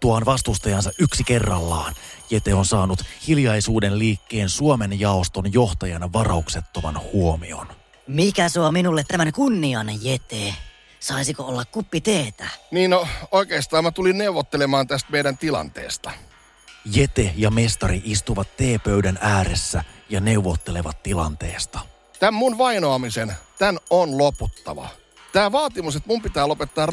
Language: Finnish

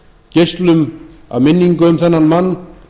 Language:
Icelandic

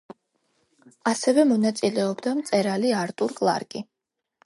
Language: Georgian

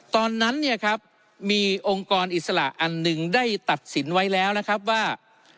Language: Thai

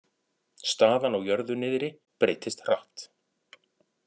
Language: Icelandic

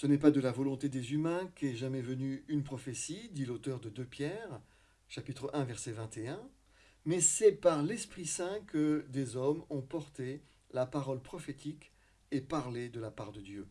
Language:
French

